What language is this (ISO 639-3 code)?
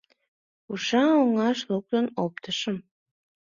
chm